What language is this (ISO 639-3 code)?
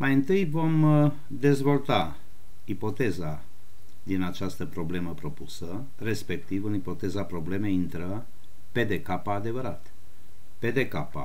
ron